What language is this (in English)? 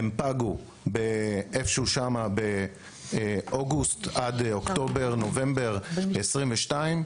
Hebrew